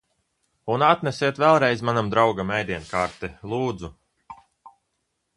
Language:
Latvian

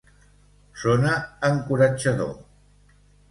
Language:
Catalan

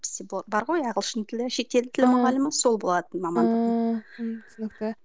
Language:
Kazakh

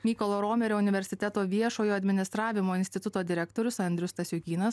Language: Lithuanian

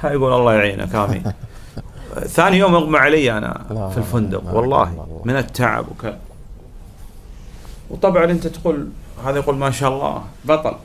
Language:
Arabic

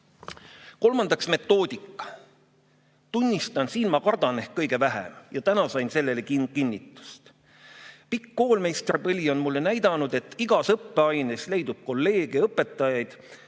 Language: Estonian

